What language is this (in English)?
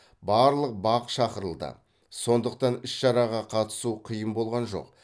Kazakh